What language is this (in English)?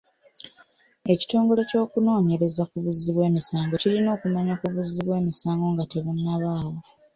Ganda